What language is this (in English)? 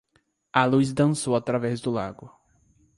Portuguese